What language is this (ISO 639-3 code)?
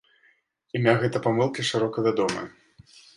bel